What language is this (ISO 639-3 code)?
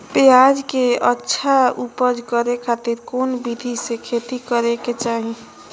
mag